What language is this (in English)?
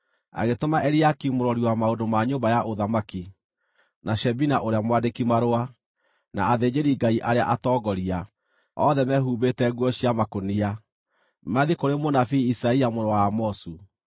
Kikuyu